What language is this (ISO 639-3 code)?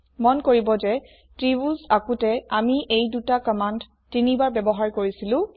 asm